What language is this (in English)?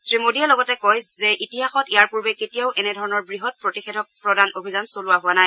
Assamese